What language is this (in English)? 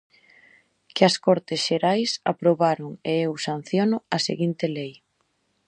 Galician